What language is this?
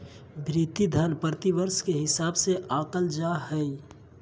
Magahi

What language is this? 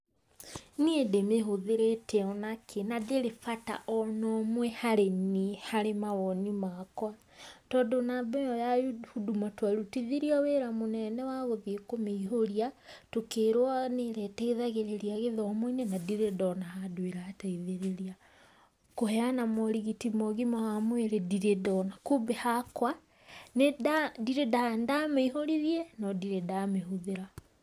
Kikuyu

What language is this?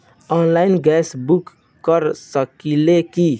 Bhojpuri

